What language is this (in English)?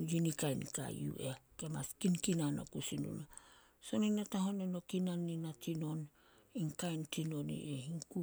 Solos